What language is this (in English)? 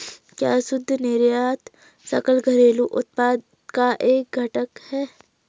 Hindi